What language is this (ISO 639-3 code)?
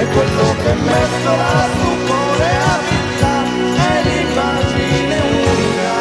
ita